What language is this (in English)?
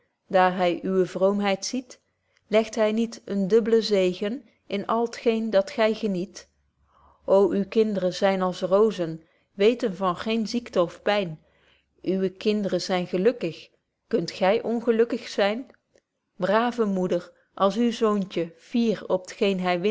Dutch